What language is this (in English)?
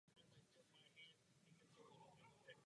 Czech